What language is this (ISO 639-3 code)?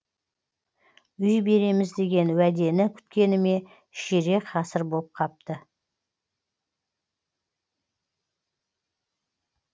kaz